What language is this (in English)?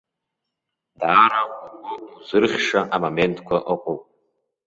Abkhazian